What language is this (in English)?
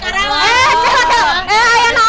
Indonesian